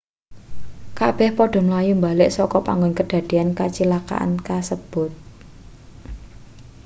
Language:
Javanese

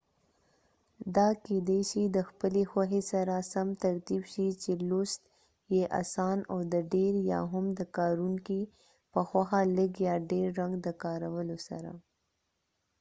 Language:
Pashto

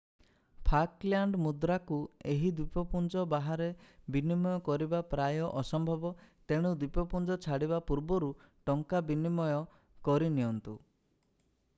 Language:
Odia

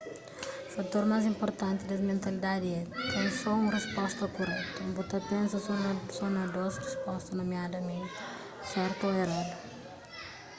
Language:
Kabuverdianu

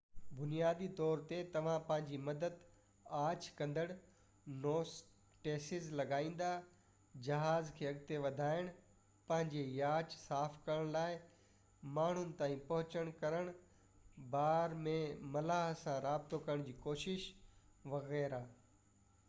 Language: Sindhi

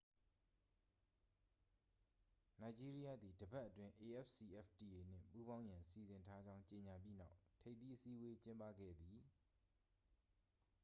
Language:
Burmese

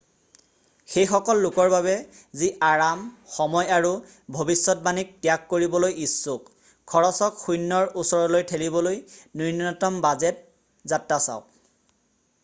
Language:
Assamese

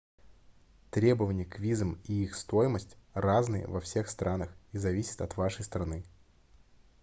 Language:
Russian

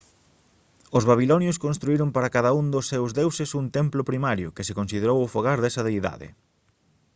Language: Galician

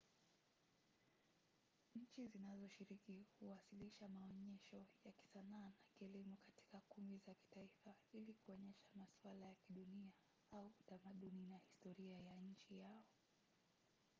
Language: Swahili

